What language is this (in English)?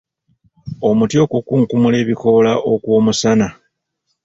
Ganda